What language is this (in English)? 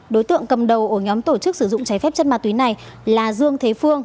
Vietnamese